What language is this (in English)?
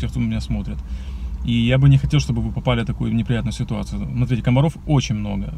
Russian